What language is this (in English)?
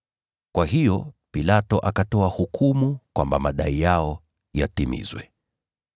Swahili